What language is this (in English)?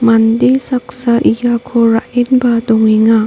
Garo